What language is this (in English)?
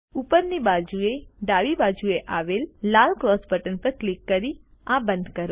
Gujarati